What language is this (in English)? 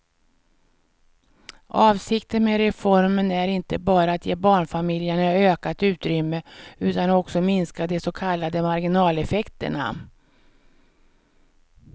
Swedish